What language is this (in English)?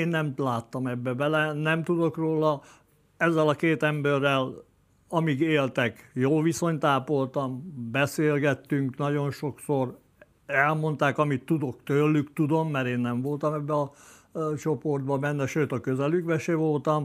Hungarian